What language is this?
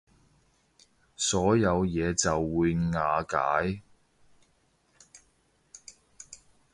Cantonese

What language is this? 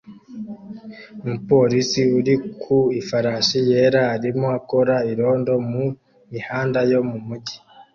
Kinyarwanda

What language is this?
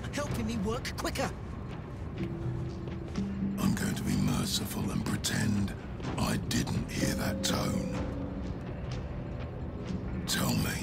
Polish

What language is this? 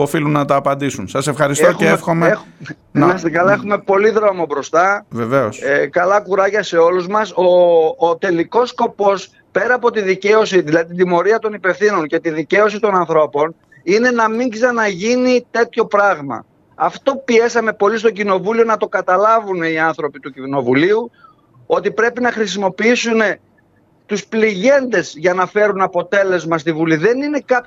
Greek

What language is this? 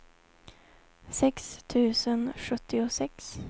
Swedish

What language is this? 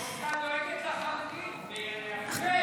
Hebrew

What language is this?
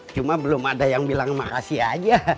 Indonesian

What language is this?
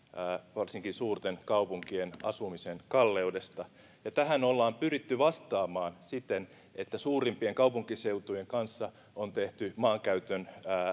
Finnish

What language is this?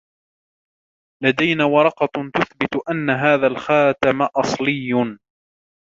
Arabic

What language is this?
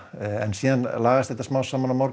Icelandic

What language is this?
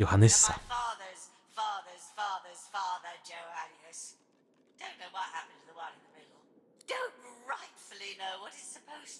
Polish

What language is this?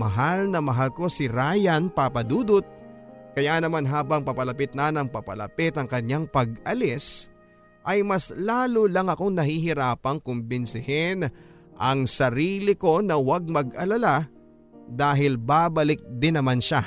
Filipino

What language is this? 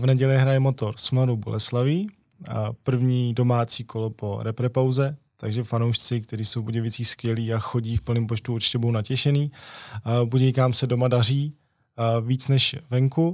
Czech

